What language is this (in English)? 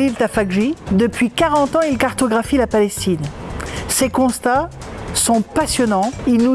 French